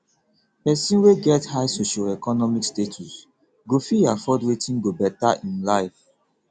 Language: Nigerian Pidgin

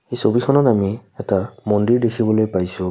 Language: Assamese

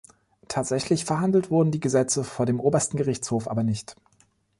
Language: German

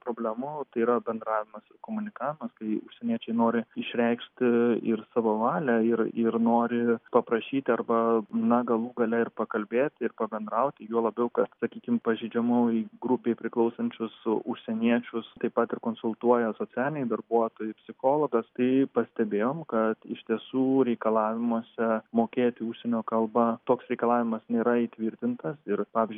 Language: Lithuanian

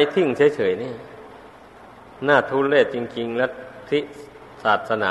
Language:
Thai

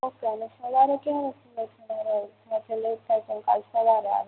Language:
Gujarati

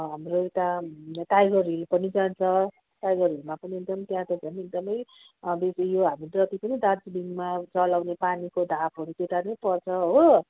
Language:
Nepali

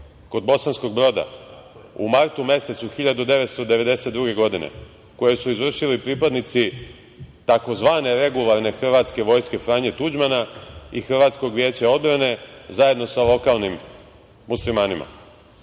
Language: Serbian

